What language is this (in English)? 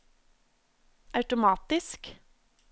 Norwegian